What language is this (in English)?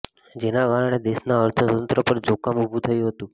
Gujarati